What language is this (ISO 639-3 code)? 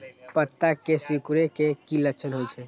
mag